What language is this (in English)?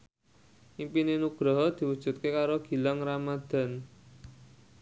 Javanese